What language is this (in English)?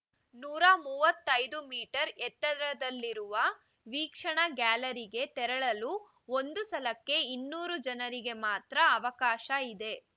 Kannada